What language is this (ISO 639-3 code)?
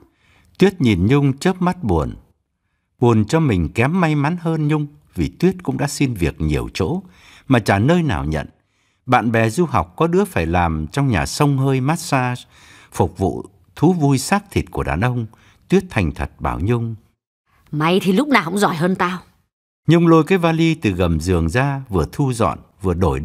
vie